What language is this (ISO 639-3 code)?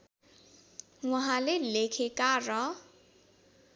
nep